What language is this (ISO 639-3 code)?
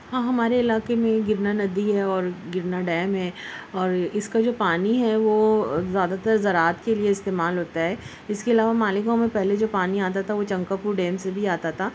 urd